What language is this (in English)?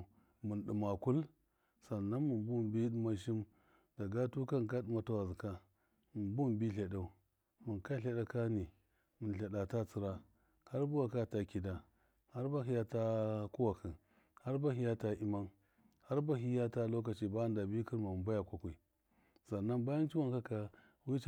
Miya